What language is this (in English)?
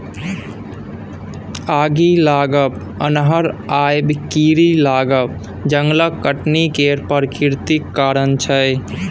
Maithili